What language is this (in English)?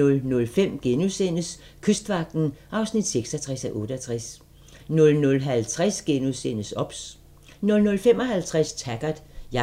Danish